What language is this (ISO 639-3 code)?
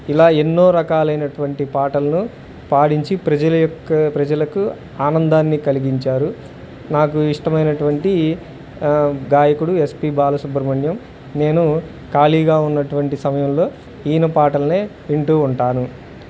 tel